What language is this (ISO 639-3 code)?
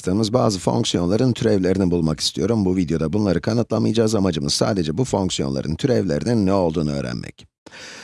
tur